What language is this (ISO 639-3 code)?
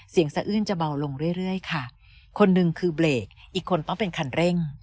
tha